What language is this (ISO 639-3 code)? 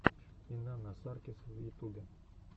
rus